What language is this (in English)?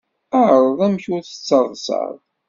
Kabyle